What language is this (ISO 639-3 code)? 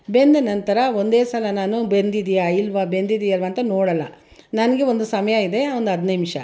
kan